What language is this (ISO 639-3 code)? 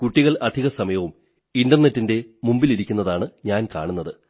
mal